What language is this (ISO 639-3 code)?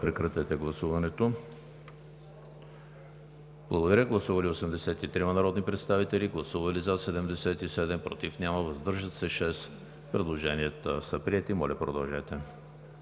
bul